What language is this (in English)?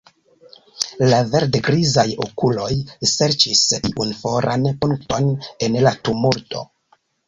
Esperanto